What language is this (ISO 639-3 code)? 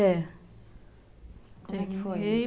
por